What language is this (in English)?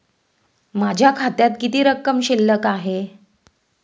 Marathi